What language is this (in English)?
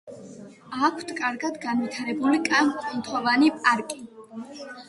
Georgian